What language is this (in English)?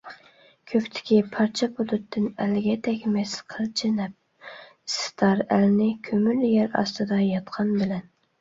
Uyghur